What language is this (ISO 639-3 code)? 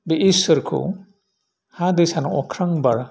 brx